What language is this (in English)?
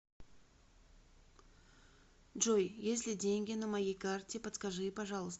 Russian